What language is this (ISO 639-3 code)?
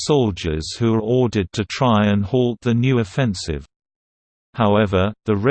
eng